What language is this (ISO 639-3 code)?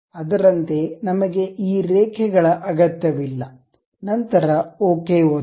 kan